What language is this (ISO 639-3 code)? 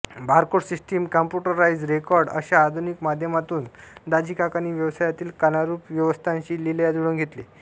mar